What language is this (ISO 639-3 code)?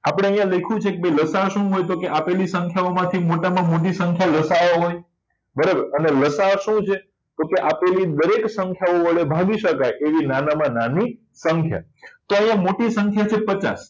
guj